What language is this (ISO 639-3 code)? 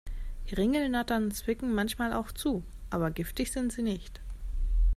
deu